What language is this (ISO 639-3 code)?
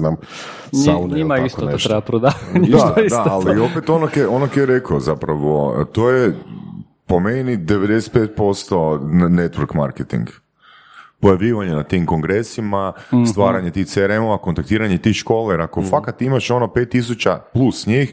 hrv